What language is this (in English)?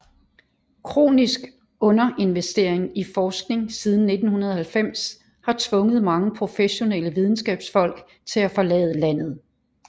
Danish